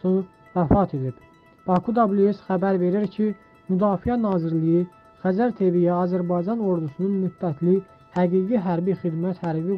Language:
Turkish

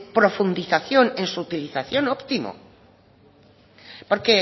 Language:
Spanish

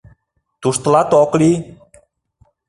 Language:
Mari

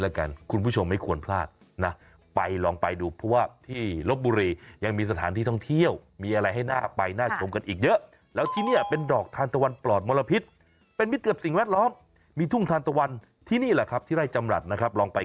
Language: Thai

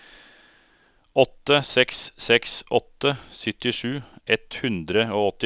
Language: Norwegian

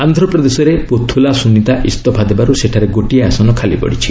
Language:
Odia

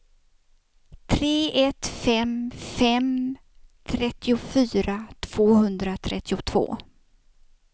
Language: Swedish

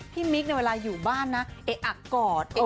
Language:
Thai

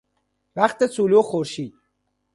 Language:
Persian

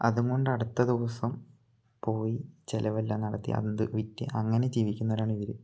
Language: Malayalam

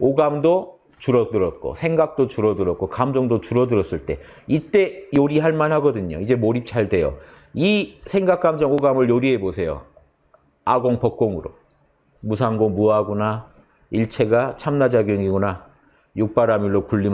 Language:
Korean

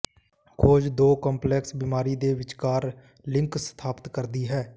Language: Punjabi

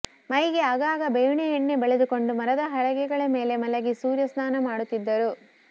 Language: Kannada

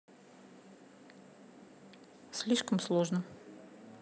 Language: Russian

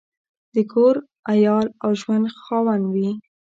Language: Pashto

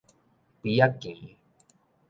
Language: Min Nan Chinese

